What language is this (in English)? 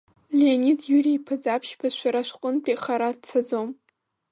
Abkhazian